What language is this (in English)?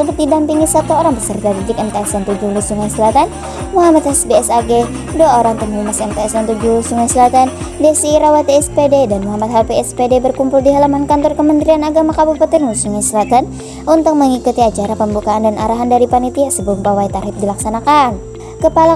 Indonesian